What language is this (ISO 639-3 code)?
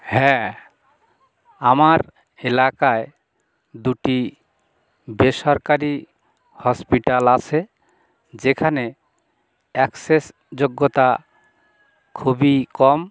ben